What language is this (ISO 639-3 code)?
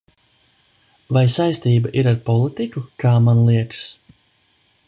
lav